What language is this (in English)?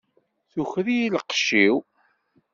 Kabyle